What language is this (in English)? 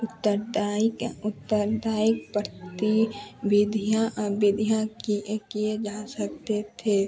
Hindi